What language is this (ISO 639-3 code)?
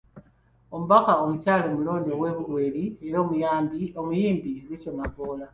lug